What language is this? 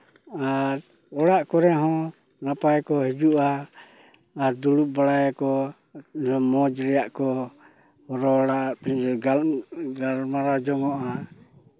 Santali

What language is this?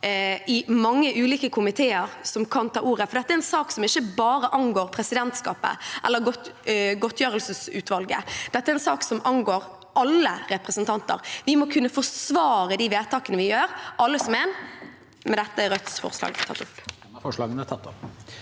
Norwegian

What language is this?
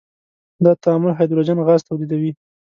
Pashto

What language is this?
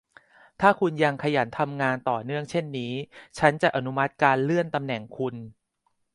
Thai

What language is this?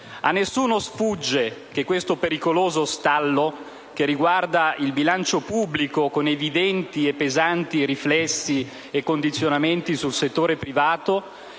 Italian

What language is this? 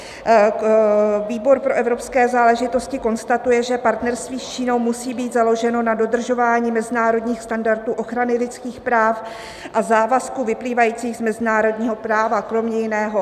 Czech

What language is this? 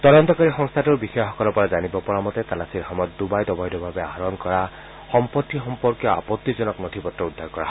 Assamese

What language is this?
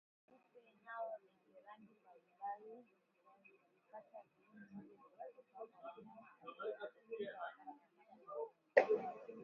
Swahili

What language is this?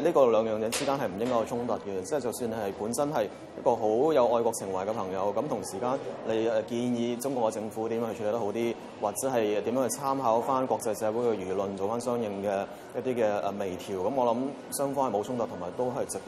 Chinese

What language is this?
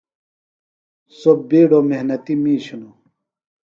Phalura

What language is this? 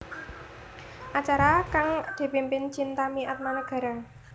Javanese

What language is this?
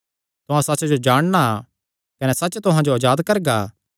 Kangri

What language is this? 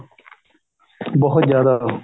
Punjabi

